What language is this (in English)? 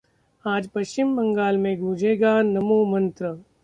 Hindi